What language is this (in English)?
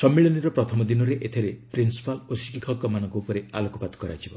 Odia